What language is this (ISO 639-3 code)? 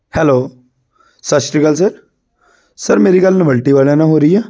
pan